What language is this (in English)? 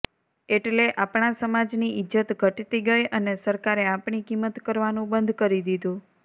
Gujarati